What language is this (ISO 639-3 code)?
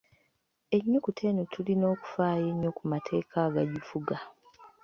lug